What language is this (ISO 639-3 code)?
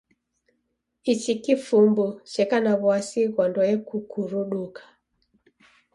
dav